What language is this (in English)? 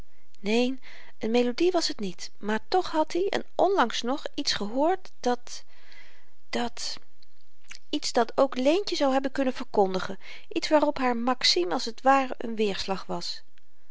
Dutch